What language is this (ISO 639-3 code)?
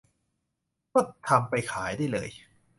tha